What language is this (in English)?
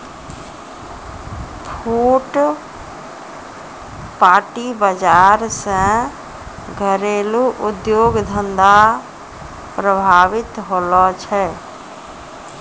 Maithili